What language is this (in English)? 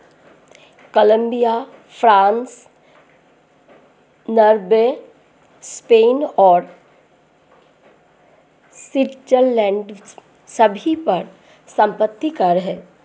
Hindi